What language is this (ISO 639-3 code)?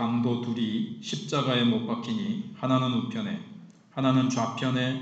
kor